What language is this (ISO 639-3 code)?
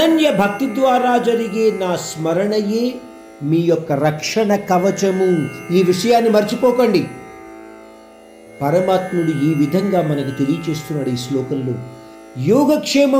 hin